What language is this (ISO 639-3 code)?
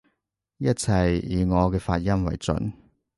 yue